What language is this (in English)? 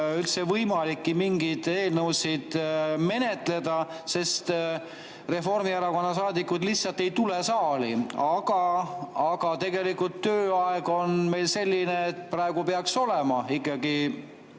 Estonian